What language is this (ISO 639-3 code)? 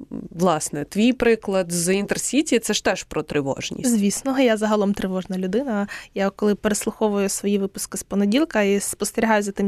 ukr